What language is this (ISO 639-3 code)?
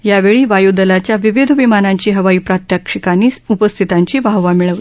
mar